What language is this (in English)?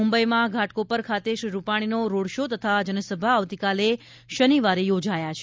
Gujarati